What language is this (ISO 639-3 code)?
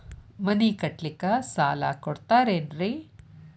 kan